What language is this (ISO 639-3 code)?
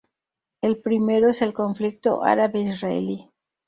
spa